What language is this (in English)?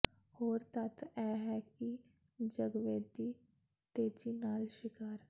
Punjabi